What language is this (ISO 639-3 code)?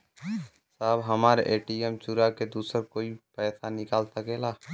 bho